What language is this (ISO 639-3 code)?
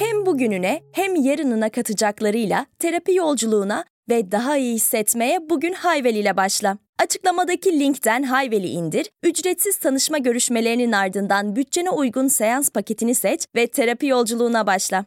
tur